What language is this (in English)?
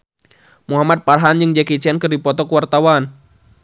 Sundanese